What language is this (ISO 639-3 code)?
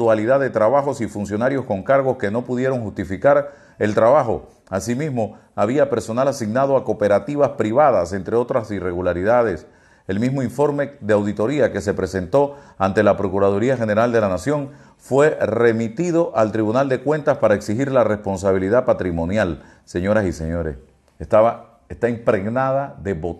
spa